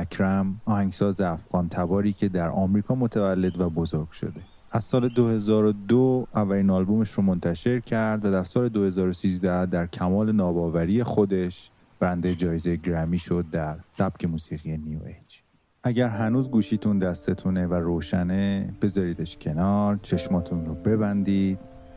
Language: Persian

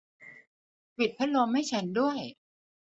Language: Thai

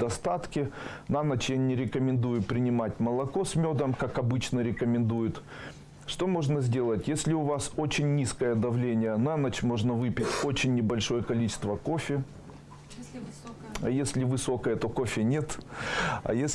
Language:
Russian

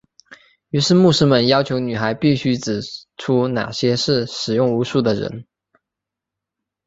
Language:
Chinese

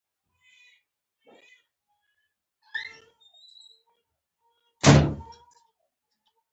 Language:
Pashto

